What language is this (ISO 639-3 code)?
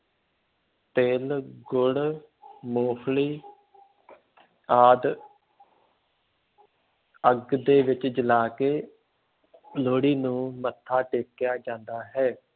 pan